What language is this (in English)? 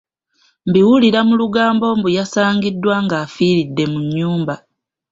Ganda